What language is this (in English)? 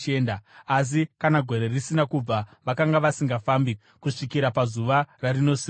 Shona